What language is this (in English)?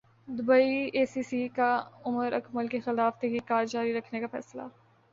Urdu